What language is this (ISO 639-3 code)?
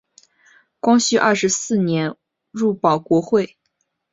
zho